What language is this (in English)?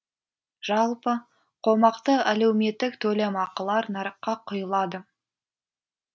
Kazakh